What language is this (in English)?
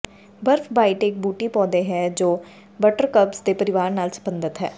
Punjabi